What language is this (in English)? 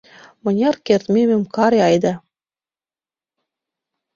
Mari